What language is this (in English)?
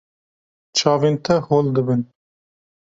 Kurdish